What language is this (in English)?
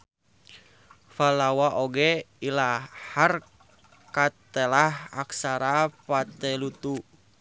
Sundanese